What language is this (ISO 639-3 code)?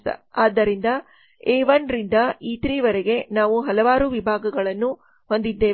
kan